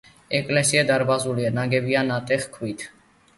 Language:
Georgian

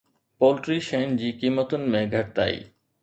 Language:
Sindhi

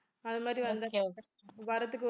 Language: Tamil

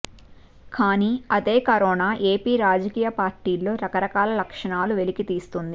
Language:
Telugu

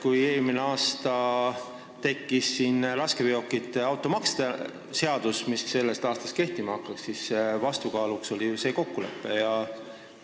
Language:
Estonian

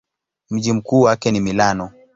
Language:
Swahili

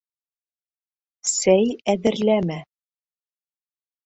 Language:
Bashkir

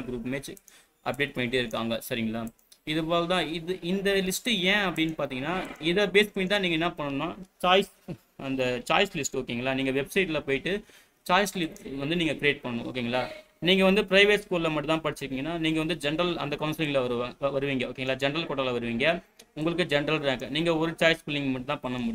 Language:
Tamil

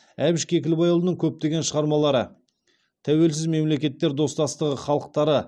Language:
Kazakh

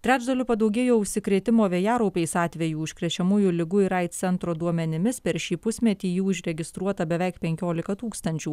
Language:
Lithuanian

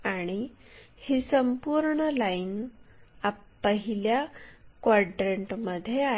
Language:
Marathi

